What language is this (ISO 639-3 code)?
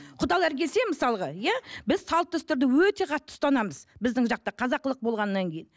kaz